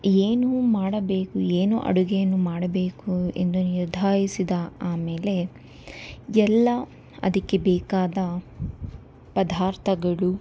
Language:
Kannada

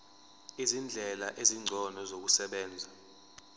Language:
Zulu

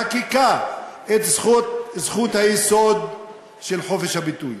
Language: Hebrew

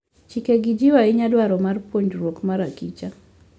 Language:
Luo (Kenya and Tanzania)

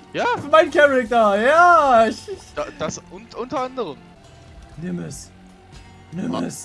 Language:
German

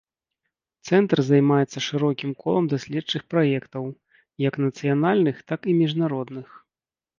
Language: Belarusian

